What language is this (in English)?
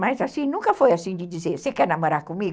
Portuguese